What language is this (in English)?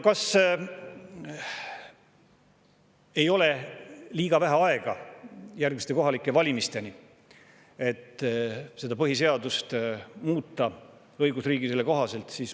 Estonian